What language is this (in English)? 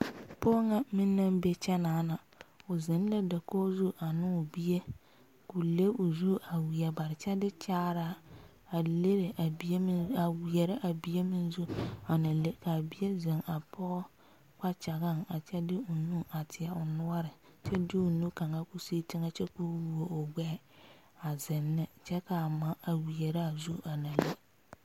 Southern Dagaare